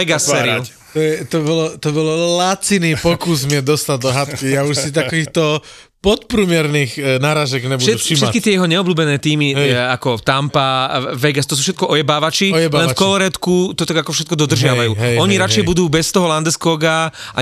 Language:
Slovak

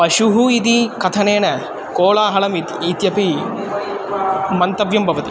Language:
Sanskrit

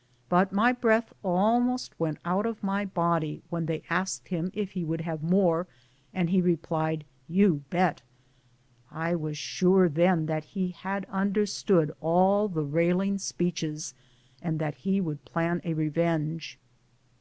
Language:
English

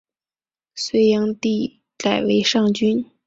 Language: Chinese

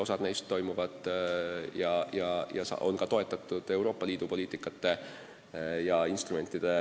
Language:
Estonian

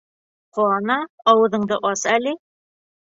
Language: Bashkir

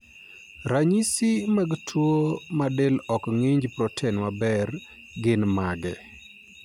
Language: Luo (Kenya and Tanzania)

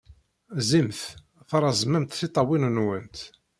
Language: Kabyle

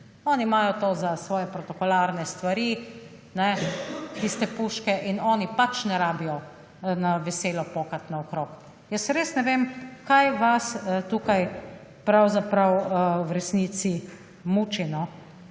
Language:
Slovenian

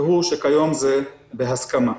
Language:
Hebrew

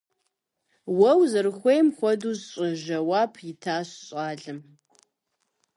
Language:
Kabardian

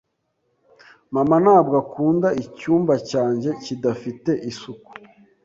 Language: Kinyarwanda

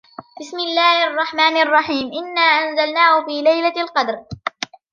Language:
Arabic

